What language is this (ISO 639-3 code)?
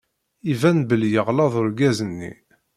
kab